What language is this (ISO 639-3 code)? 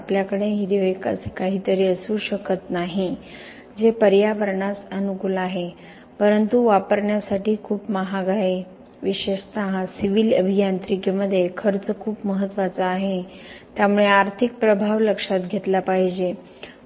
mar